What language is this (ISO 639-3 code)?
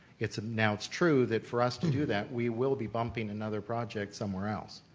eng